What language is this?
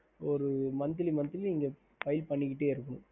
Tamil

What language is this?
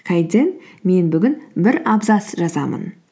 Kazakh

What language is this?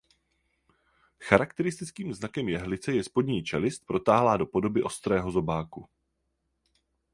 Czech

